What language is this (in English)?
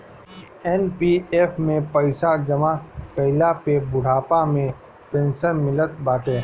Bhojpuri